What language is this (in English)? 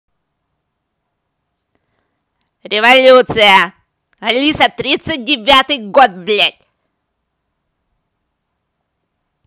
Russian